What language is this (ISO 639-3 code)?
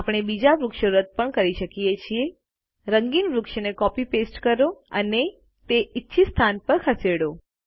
guj